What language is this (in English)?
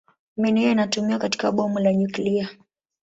Swahili